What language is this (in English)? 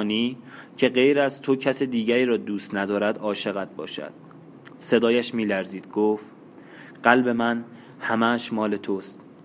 Persian